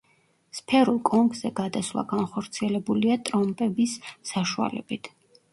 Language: Georgian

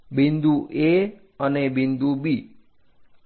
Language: Gujarati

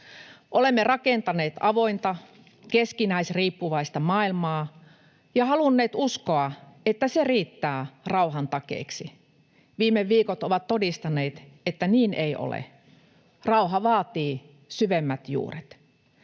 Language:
Finnish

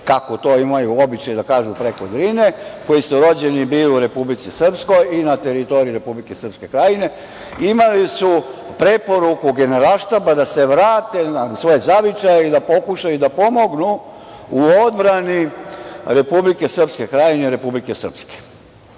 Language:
Serbian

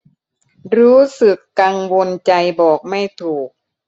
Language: Thai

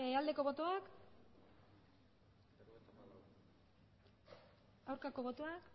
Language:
Basque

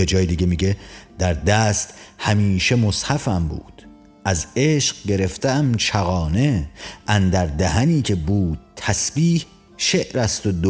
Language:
Persian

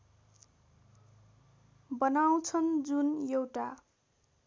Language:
Nepali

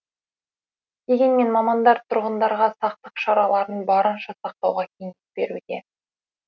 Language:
Kazakh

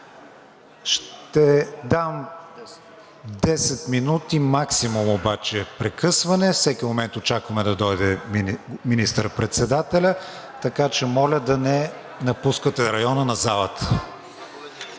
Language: Bulgarian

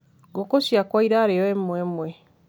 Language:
Kikuyu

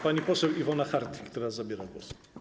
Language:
Polish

